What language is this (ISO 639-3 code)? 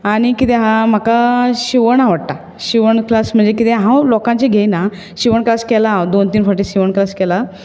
kok